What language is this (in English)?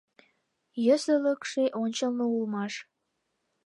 Mari